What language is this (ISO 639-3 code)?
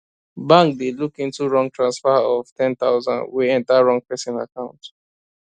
pcm